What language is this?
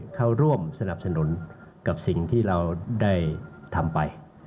Thai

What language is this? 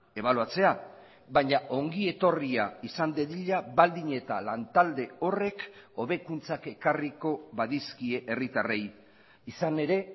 Basque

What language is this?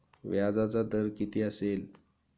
Marathi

